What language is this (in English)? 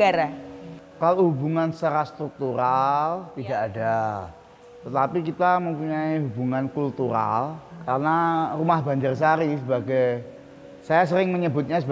Indonesian